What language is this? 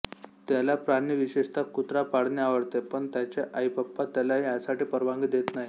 Marathi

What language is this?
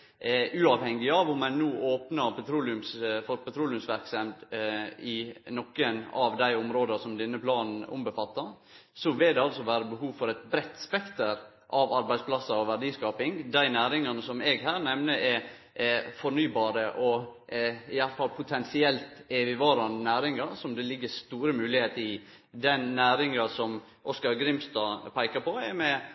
Norwegian Nynorsk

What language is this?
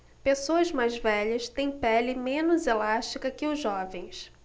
Portuguese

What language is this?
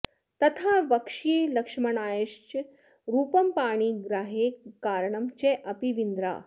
Sanskrit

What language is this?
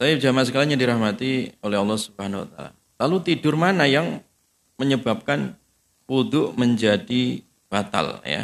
Indonesian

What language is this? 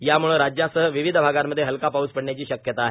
Marathi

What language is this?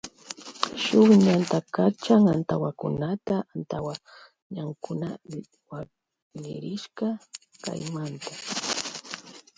Loja Highland Quichua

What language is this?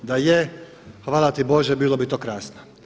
Croatian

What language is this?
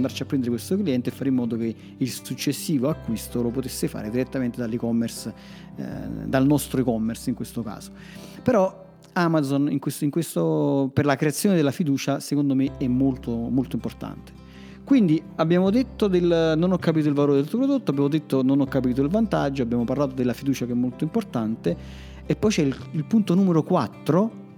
Italian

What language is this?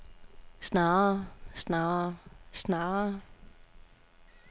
Danish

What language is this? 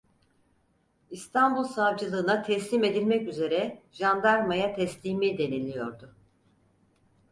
Turkish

